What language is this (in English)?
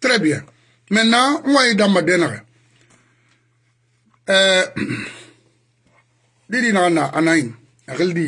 French